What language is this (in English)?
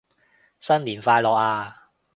Cantonese